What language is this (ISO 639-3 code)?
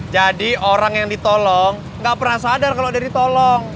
ind